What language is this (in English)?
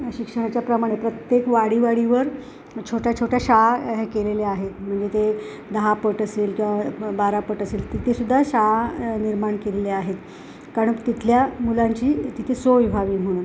Marathi